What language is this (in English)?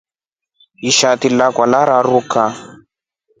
Rombo